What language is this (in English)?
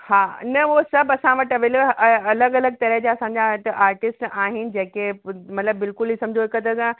Sindhi